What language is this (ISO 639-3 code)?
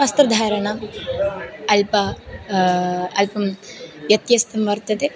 san